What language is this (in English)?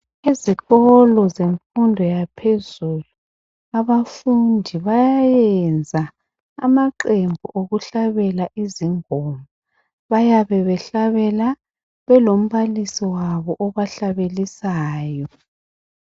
North Ndebele